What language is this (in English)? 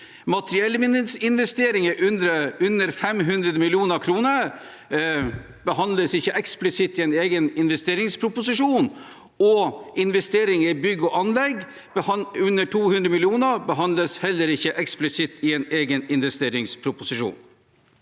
Norwegian